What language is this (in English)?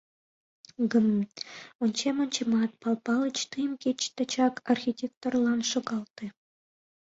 Mari